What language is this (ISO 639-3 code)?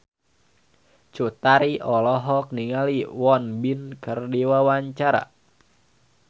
sun